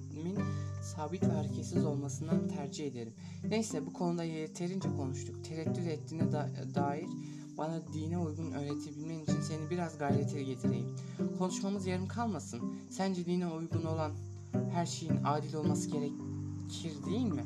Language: Turkish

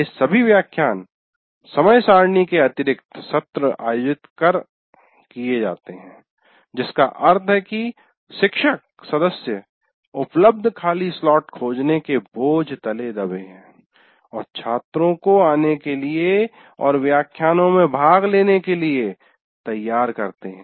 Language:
Hindi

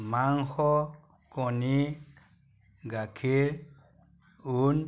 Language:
Assamese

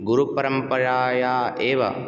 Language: Sanskrit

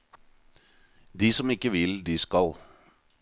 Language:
Norwegian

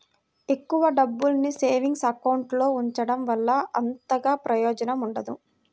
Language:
Telugu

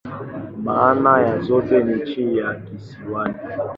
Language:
Swahili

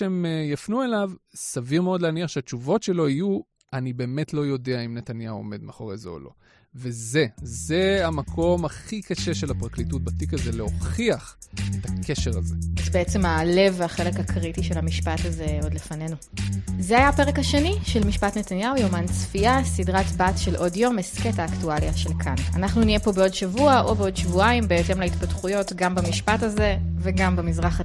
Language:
Hebrew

